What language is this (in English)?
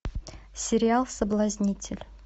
Russian